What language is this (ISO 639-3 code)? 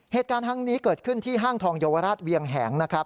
tha